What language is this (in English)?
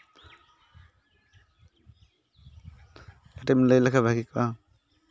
Santali